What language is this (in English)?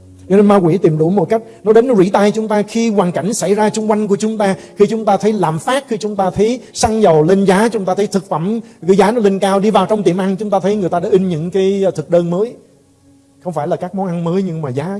Vietnamese